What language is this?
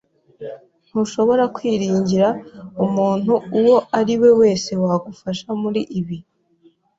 Kinyarwanda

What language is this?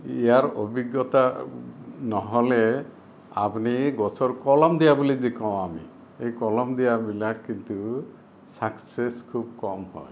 Assamese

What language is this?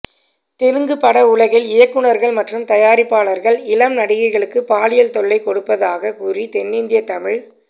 Tamil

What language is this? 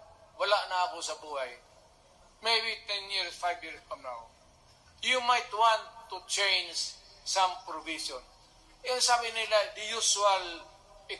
Filipino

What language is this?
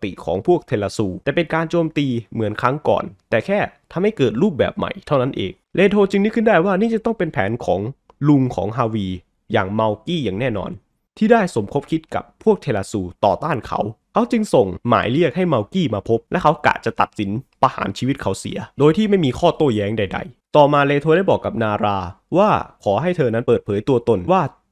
Thai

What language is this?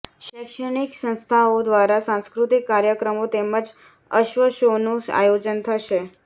Gujarati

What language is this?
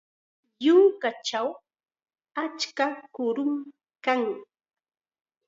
Chiquián Ancash Quechua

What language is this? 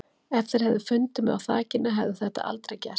Icelandic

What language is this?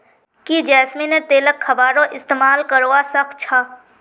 Magahi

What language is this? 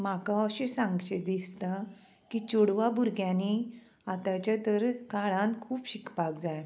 Konkani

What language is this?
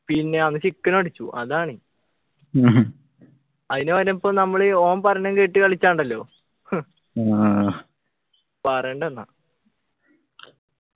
Malayalam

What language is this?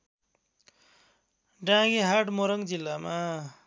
Nepali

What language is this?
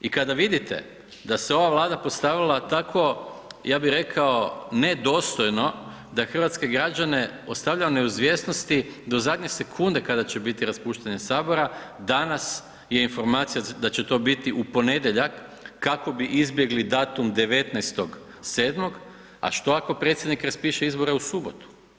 Croatian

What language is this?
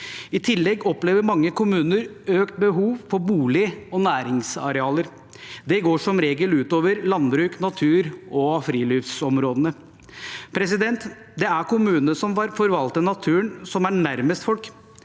Norwegian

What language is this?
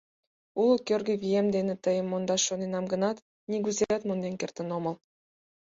Mari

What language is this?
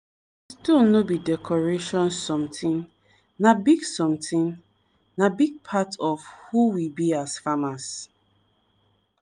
Nigerian Pidgin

